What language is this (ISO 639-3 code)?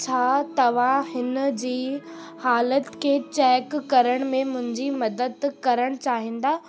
snd